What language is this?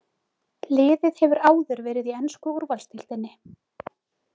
Icelandic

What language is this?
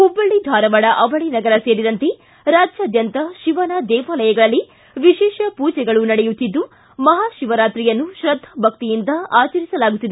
Kannada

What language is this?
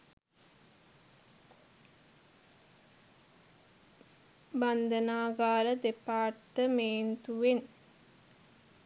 Sinhala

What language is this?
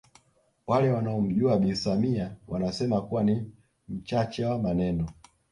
Swahili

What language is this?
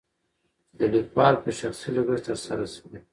Pashto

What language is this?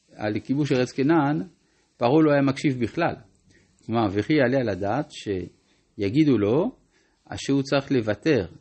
Hebrew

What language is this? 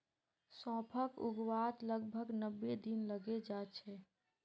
Magahi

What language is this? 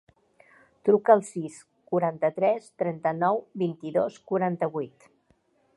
Catalan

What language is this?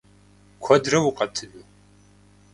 Kabardian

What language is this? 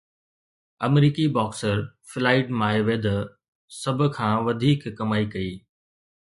Sindhi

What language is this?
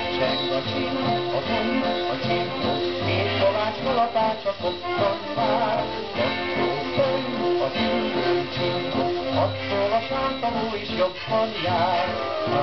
Hungarian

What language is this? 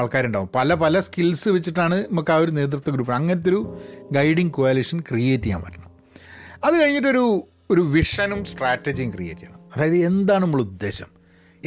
Malayalam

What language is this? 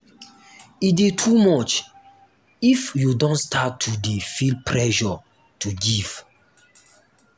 Nigerian Pidgin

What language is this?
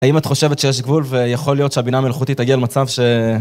Hebrew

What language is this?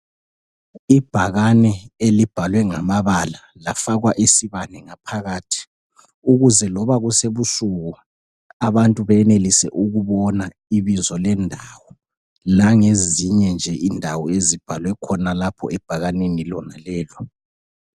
North Ndebele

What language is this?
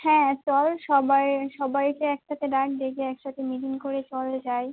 Bangla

